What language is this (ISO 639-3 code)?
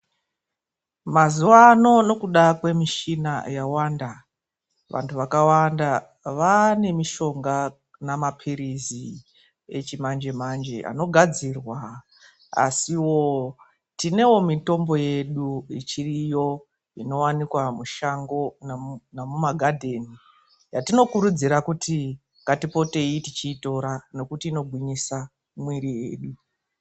ndc